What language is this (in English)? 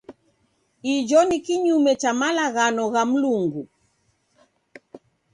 Taita